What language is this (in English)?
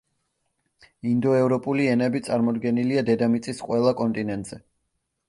Georgian